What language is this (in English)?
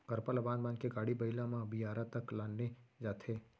Chhattisgarhi